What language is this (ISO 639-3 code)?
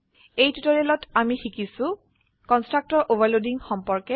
asm